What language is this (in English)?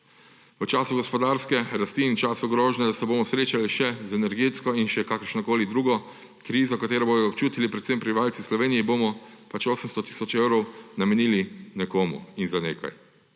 Slovenian